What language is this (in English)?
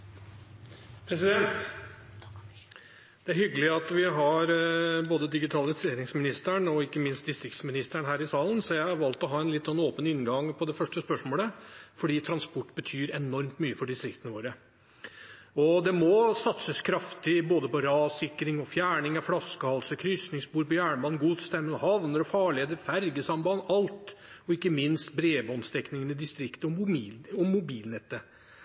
Norwegian Bokmål